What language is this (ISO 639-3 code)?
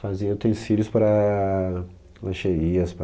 por